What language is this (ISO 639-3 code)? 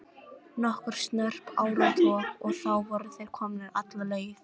isl